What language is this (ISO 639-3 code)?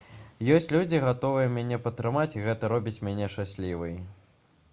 bel